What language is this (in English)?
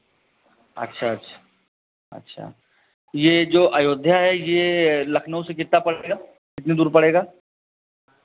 Hindi